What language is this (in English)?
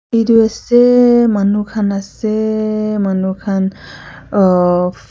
Naga Pidgin